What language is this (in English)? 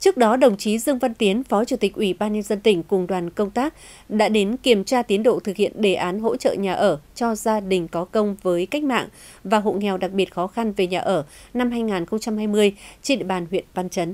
Vietnamese